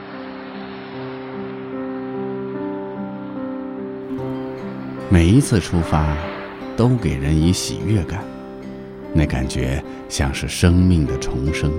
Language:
Chinese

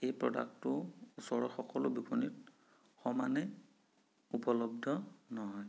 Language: Assamese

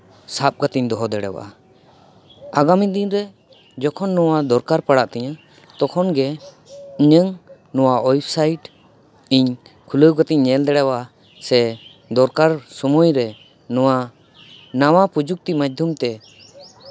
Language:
Santali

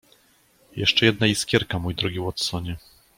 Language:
Polish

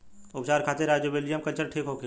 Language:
Bhojpuri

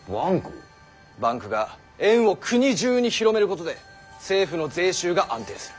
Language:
Japanese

